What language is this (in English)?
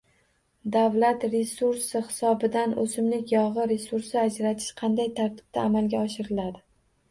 Uzbek